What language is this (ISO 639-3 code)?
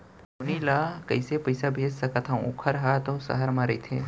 hne